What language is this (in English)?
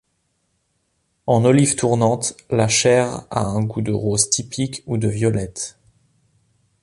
French